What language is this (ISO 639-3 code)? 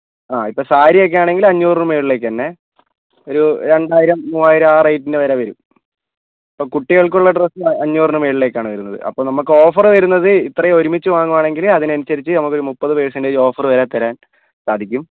mal